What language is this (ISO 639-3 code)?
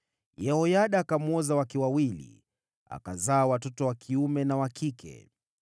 swa